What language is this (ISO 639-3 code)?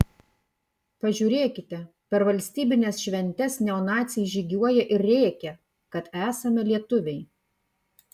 lit